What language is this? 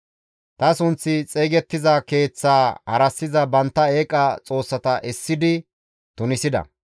Gamo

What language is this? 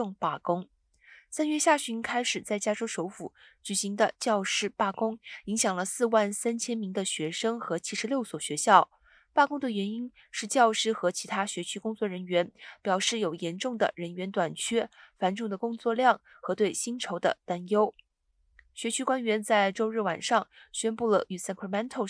Chinese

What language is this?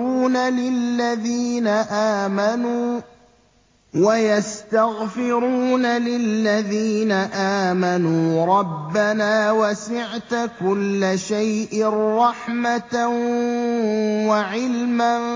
Arabic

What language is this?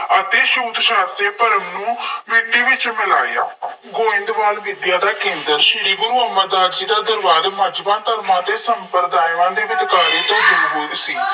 Punjabi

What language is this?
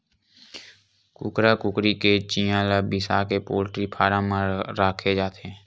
Chhattisgarhi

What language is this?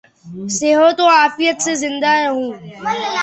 Urdu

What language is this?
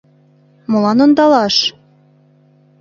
Mari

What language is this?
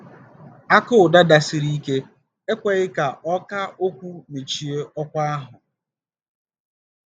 Igbo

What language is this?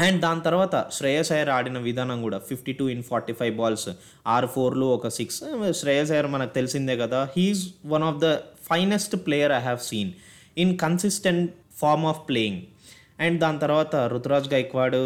Telugu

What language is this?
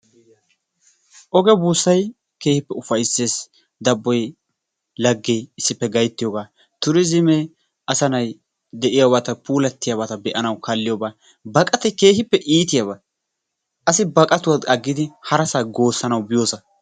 Wolaytta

